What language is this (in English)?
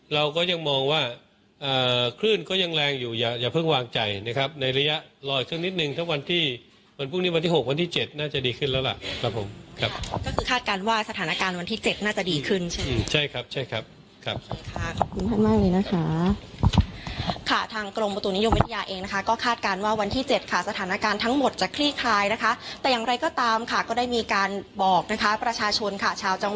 Thai